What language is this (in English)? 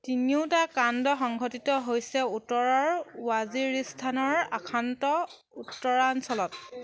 Assamese